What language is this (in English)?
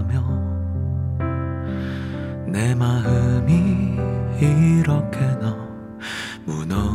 Korean